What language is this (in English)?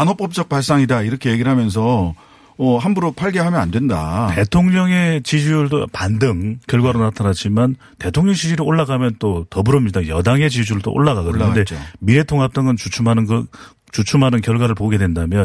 Korean